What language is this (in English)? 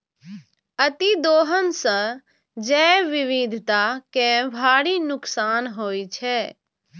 Maithili